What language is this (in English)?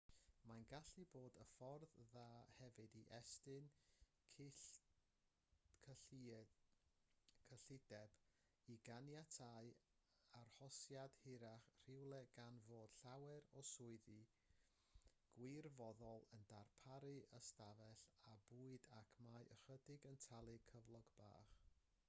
Welsh